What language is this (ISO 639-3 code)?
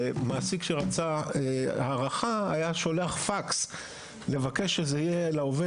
heb